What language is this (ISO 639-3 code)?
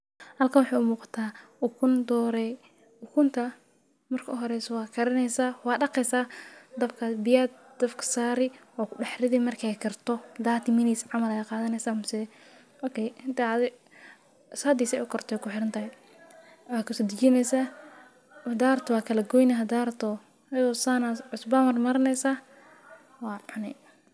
som